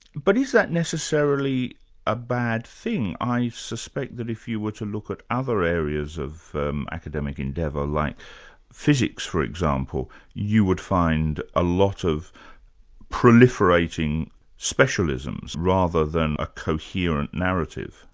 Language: English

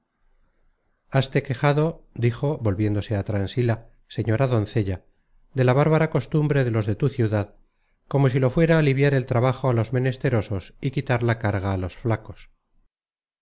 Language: Spanish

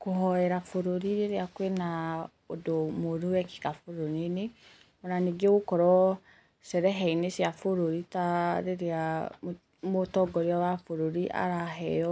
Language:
Kikuyu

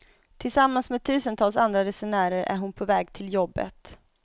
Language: Swedish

